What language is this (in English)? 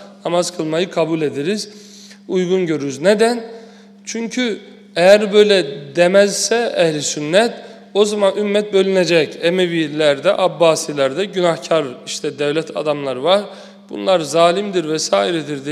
Turkish